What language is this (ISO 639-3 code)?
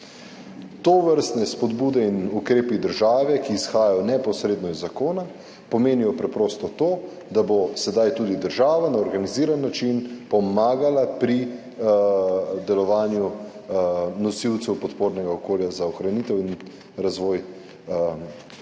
slv